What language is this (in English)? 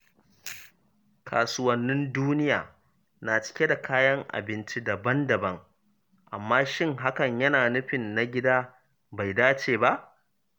Hausa